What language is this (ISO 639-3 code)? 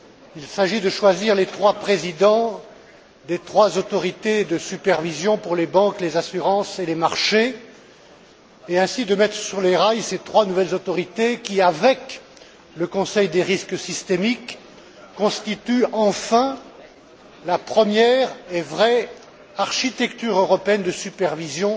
fra